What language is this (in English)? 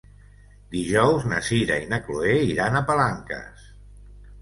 Catalan